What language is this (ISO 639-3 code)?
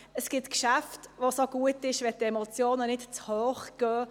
gsw